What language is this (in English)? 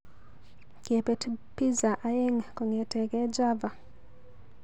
Kalenjin